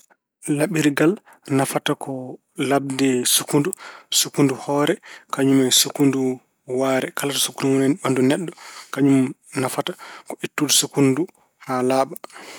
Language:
Fula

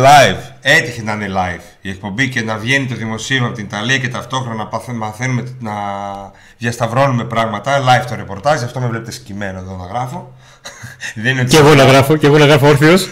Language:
Greek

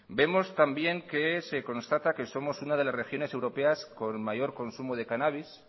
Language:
Spanish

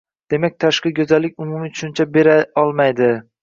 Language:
Uzbek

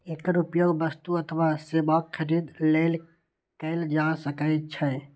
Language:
Maithili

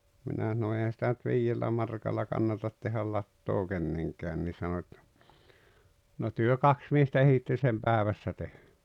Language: Finnish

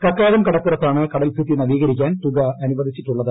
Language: Malayalam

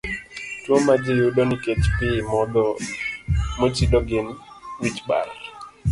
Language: Luo (Kenya and Tanzania)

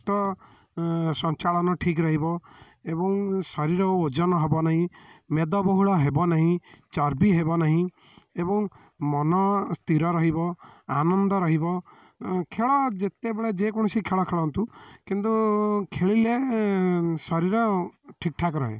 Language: Odia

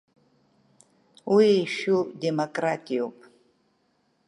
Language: Abkhazian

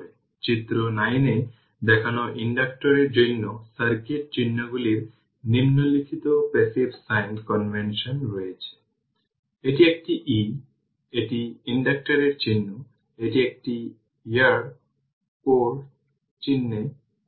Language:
Bangla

